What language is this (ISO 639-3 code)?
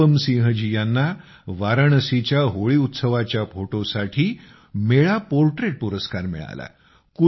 mar